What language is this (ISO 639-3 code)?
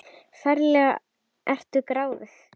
isl